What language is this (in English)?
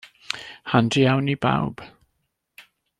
Welsh